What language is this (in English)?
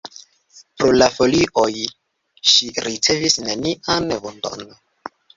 Esperanto